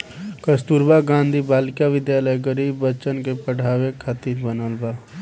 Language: Bhojpuri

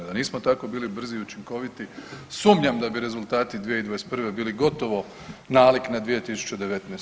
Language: Croatian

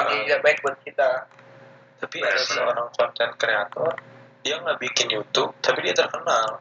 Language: Indonesian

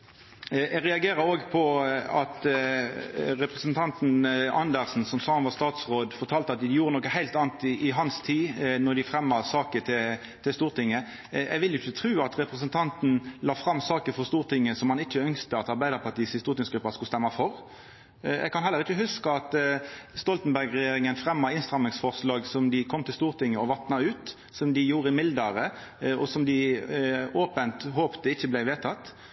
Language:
Norwegian Nynorsk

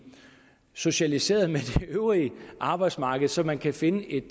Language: Danish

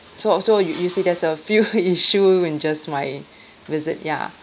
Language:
English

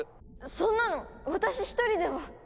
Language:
Japanese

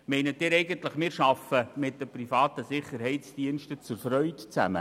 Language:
Swiss German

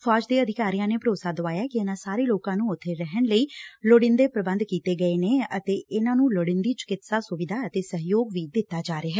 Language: Punjabi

